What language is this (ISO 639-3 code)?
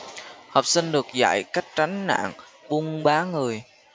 vie